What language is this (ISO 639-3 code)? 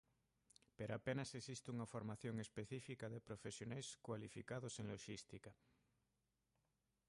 glg